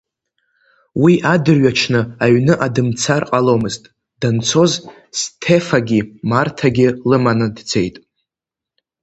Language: Abkhazian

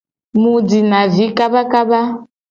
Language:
Gen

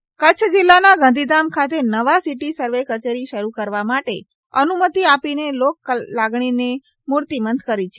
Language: Gujarati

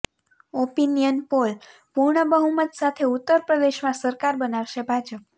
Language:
Gujarati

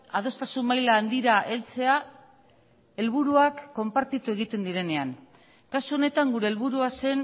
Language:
Basque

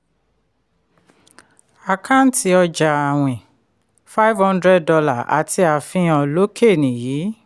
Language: Yoruba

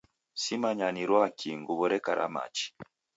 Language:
Taita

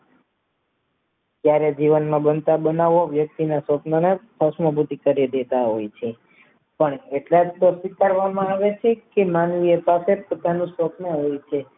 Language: Gujarati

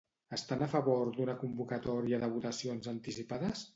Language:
Catalan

